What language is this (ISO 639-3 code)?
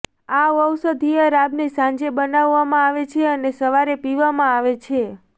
guj